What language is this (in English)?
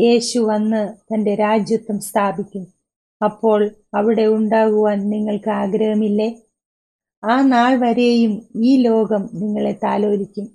Malayalam